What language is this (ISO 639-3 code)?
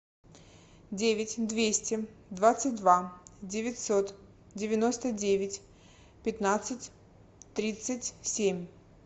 rus